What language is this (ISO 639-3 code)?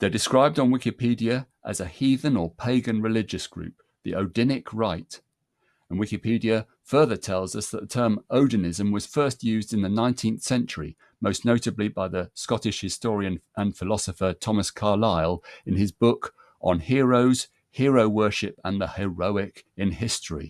eng